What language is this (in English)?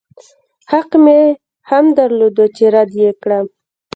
Pashto